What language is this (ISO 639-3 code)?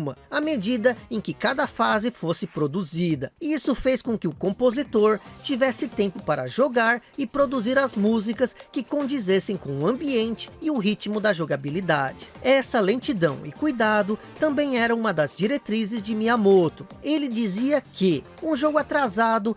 por